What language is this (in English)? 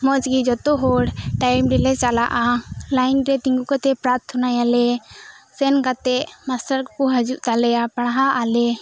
Santali